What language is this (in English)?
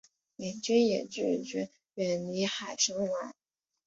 Chinese